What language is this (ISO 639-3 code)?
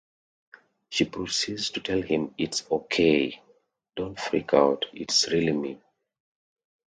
eng